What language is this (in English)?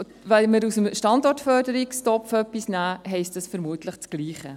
Swiss German